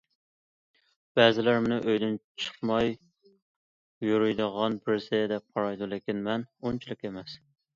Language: Uyghur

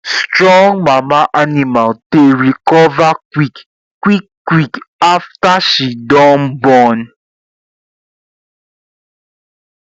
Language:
Nigerian Pidgin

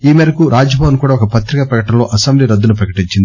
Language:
Telugu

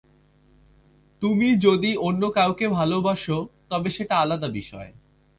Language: Bangla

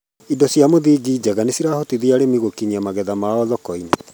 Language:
Kikuyu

